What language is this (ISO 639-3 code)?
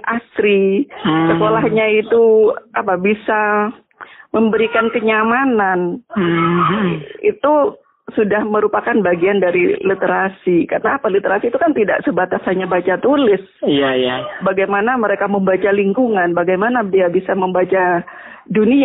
ind